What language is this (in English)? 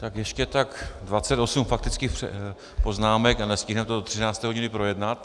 Czech